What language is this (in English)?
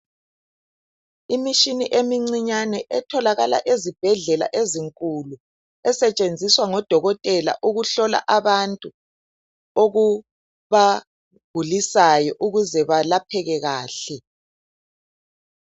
North Ndebele